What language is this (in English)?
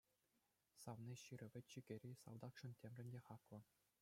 Chuvash